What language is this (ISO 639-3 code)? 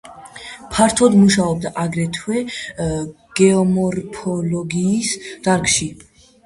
kat